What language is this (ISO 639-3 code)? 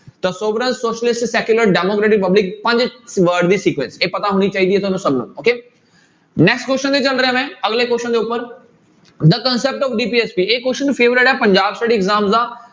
pan